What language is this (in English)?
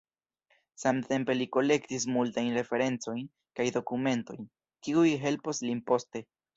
Esperanto